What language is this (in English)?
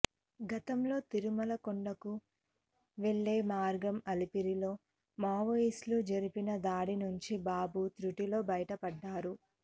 Telugu